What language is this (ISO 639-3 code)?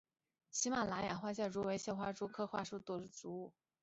zho